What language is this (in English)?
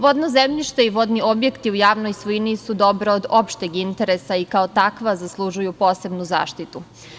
Serbian